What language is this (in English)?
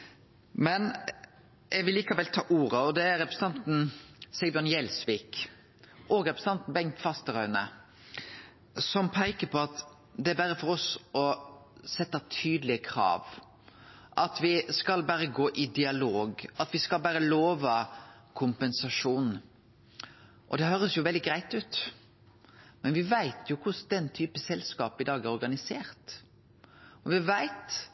Norwegian Nynorsk